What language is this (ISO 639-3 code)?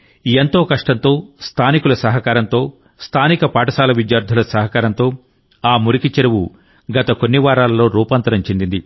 tel